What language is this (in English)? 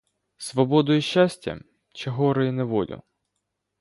Ukrainian